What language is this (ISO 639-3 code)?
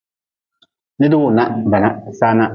nmz